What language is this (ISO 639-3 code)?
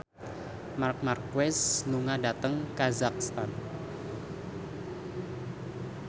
jav